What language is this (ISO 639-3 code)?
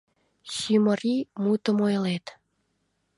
chm